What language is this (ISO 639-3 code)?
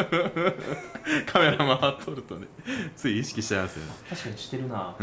jpn